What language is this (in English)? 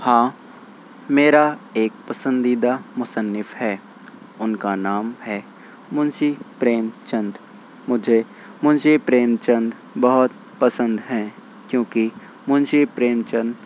Urdu